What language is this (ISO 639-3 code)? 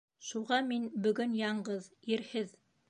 bak